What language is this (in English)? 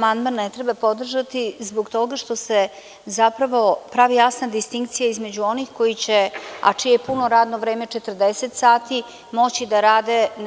Serbian